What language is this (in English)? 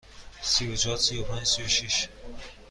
Persian